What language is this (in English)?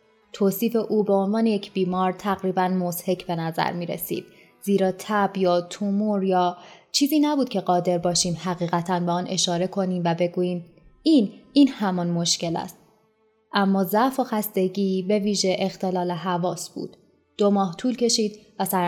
Persian